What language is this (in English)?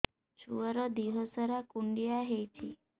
Odia